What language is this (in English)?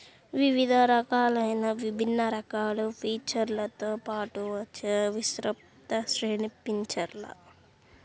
Telugu